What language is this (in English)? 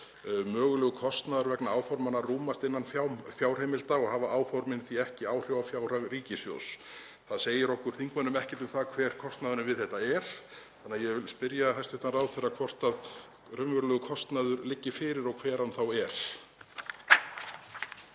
Icelandic